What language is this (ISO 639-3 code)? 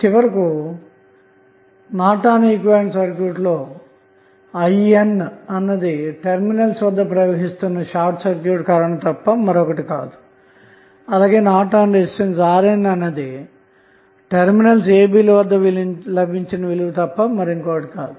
tel